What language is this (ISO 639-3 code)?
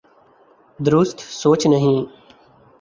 urd